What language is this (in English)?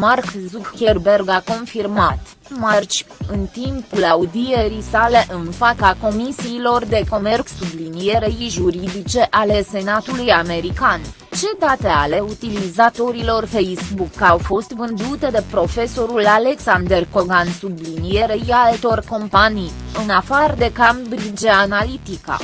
Romanian